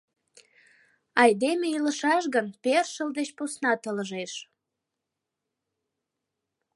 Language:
Mari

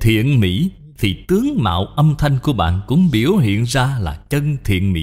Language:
Vietnamese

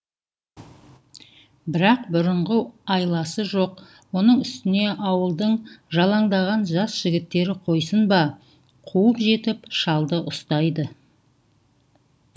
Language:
Kazakh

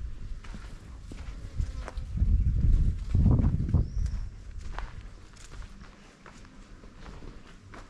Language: Portuguese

